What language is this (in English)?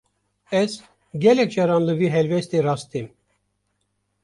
Kurdish